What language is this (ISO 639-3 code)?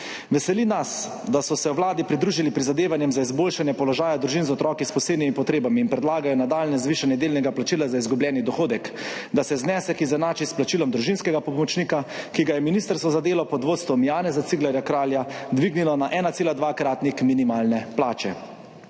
slv